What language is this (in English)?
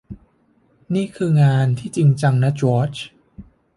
Thai